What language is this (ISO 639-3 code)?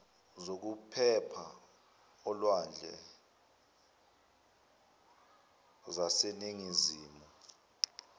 zul